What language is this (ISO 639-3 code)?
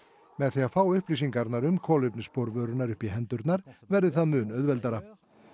isl